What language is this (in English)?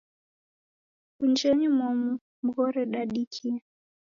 Taita